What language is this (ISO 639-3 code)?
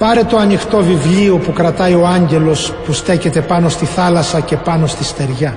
ell